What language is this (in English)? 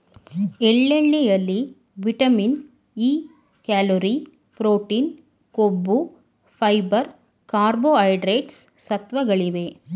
Kannada